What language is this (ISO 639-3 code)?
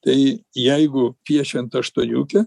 lit